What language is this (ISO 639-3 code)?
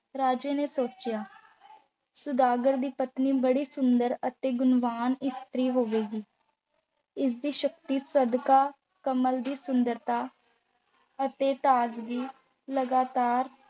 pan